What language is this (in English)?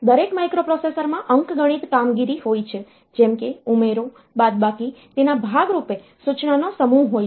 Gujarati